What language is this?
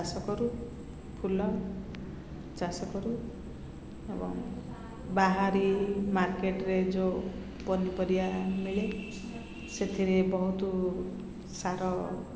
Odia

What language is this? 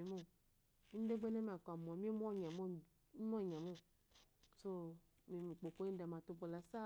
Eloyi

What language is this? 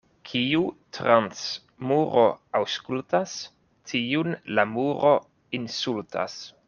Esperanto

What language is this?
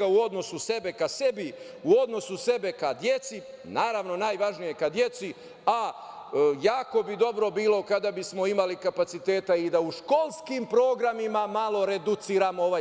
Serbian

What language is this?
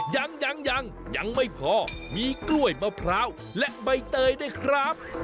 Thai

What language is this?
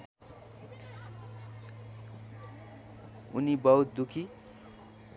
Nepali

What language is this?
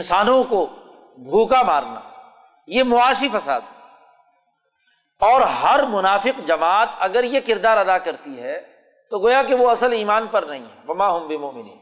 Urdu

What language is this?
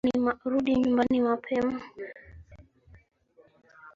Swahili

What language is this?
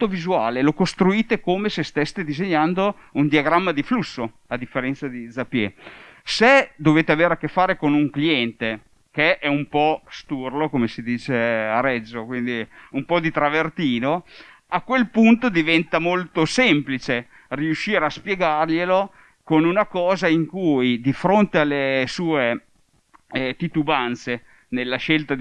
Italian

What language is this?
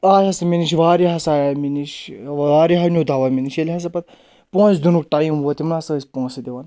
Kashmiri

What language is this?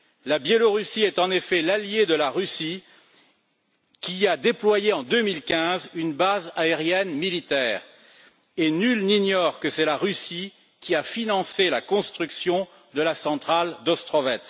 French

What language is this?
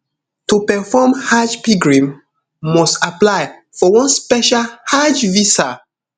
Nigerian Pidgin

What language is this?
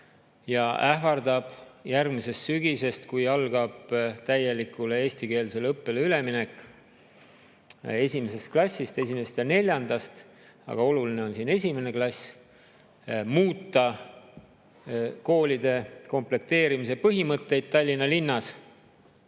Estonian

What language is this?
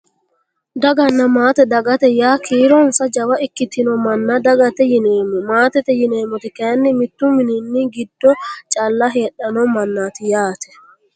Sidamo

